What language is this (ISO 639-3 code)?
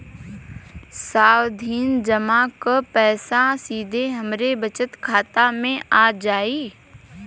bho